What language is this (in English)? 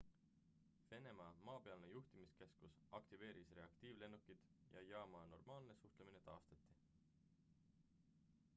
Estonian